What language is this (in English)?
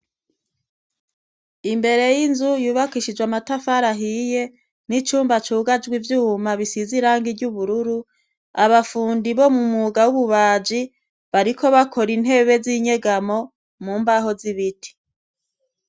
Rundi